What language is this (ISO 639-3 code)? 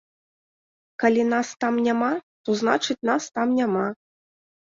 bel